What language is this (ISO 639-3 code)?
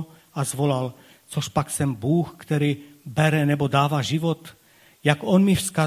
ces